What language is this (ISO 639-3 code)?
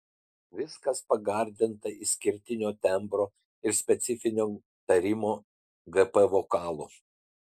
lit